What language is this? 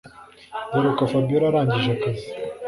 Kinyarwanda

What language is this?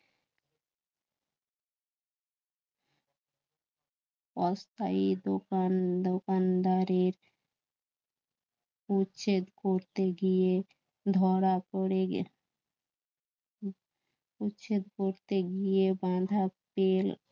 Bangla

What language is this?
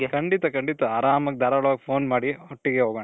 Kannada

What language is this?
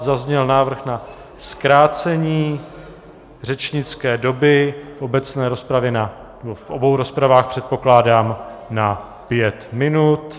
Czech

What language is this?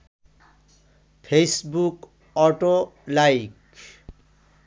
Bangla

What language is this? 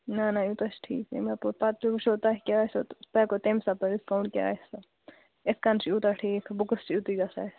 Kashmiri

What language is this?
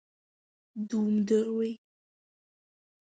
Abkhazian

